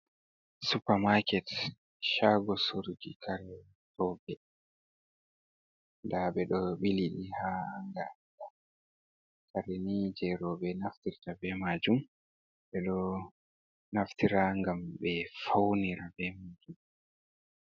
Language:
Fula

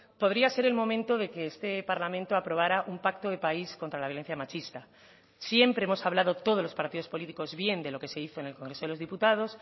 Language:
Spanish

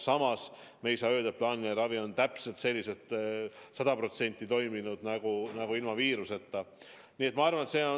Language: Estonian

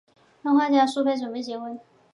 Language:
Chinese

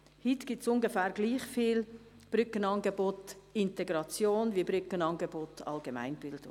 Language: Swiss German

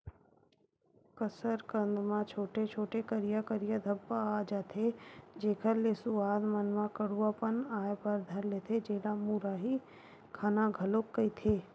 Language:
Chhattisgarhi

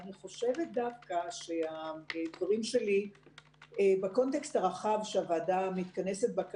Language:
Hebrew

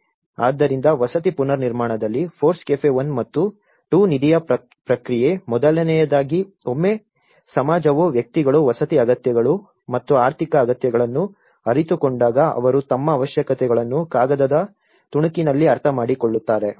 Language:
Kannada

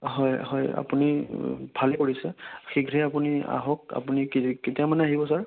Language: Assamese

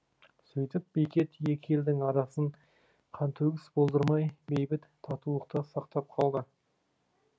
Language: Kazakh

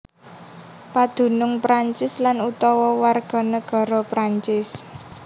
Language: Javanese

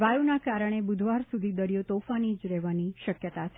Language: Gujarati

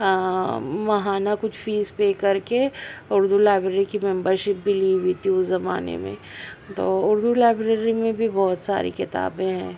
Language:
Urdu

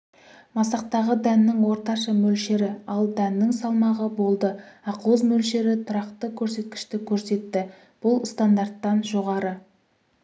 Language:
Kazakh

